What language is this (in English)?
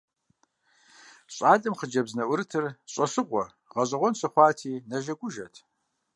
Kabardian